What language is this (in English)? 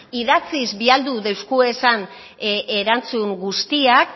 Basque